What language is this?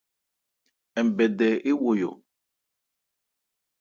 Ebrié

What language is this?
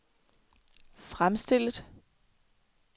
Danish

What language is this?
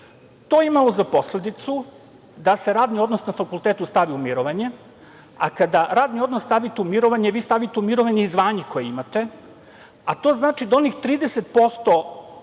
Serbian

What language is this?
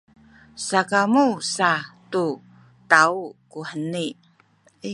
Sakizaya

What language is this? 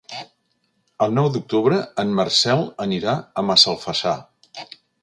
Catalan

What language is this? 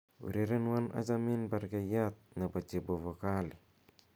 Kalenjin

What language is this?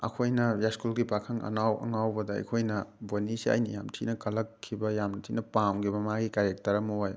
Manipuri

